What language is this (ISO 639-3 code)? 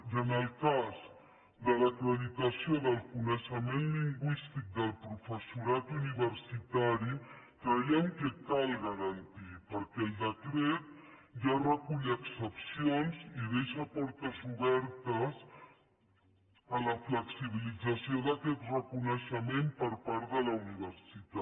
cat